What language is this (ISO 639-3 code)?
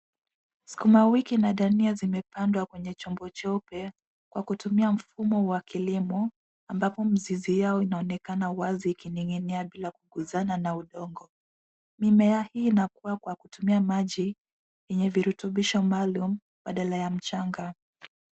swa